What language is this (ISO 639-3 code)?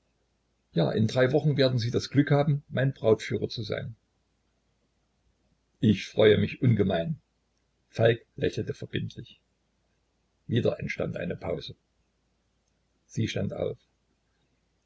deu